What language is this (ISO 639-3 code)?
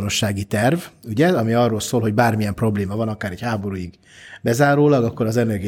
hun